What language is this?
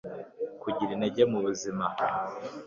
Kinyarwanda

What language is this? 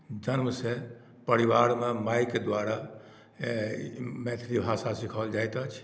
Maithili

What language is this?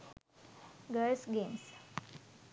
Sinhala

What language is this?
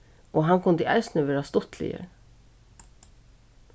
Faroese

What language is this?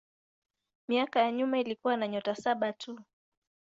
Swahili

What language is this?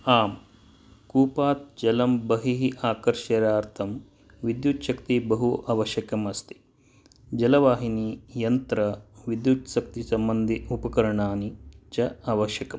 Sanskrit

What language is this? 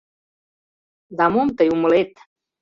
Mari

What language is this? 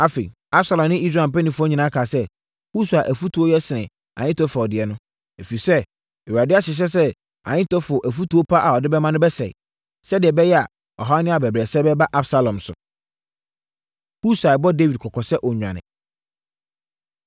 Akan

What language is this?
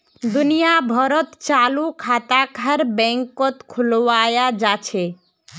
Magahi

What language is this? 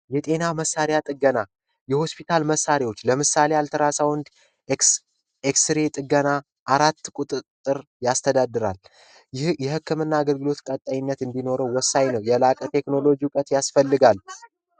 Amharic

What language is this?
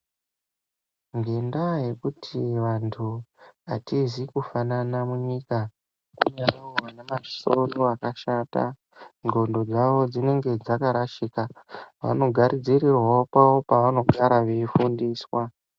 Ndau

